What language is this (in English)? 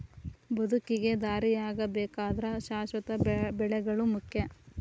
Kannada